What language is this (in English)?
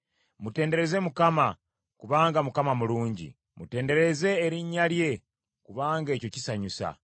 Ganda